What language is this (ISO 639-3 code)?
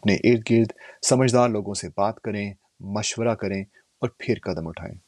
urd